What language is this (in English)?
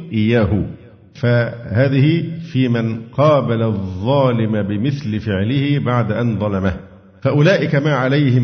Arabic